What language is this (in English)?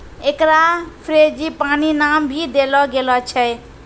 Maithili